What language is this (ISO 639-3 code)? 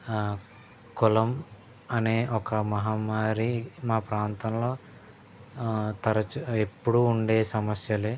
tel